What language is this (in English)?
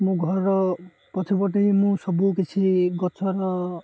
Odia